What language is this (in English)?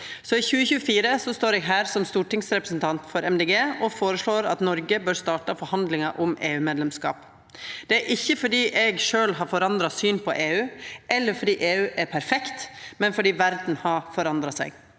Norwegian